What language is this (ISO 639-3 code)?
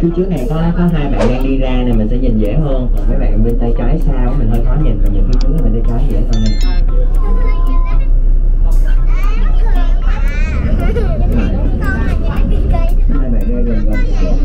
vie